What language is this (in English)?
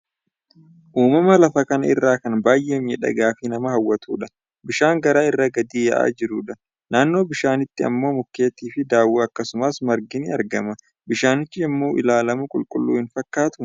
Oromo